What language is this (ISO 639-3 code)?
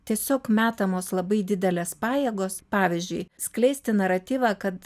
lit